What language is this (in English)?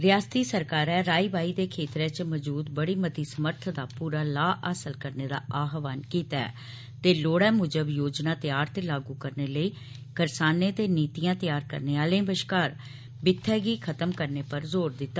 Dogri